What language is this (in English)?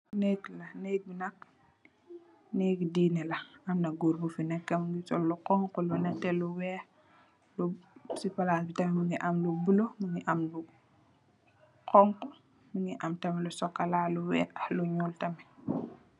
Wolof